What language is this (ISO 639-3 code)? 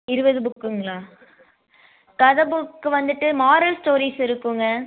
tam